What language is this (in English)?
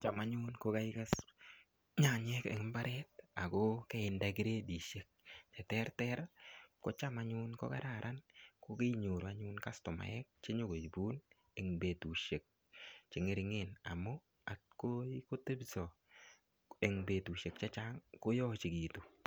Kalenjin